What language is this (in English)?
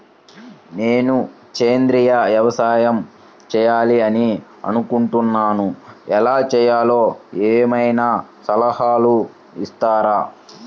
Telugu